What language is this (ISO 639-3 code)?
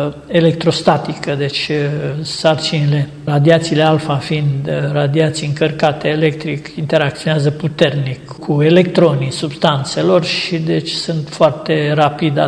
ron